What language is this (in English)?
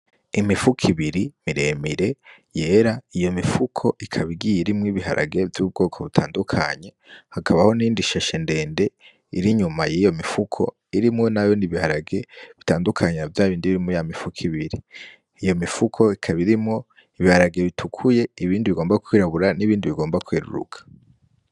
Rundi